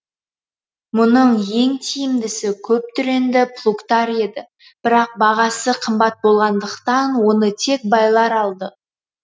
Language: Kazakh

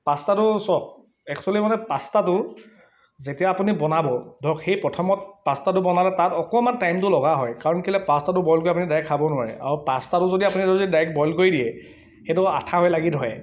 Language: Assamese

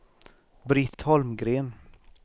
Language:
Swedish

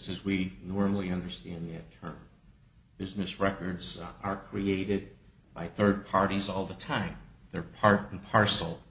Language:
English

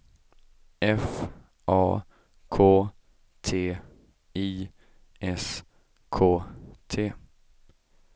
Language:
Swedish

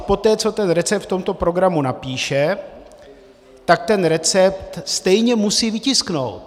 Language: Czech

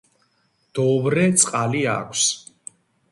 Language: Georgian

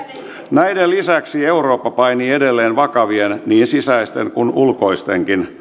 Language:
Finnish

